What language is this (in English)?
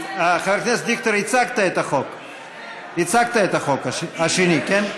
Hebrew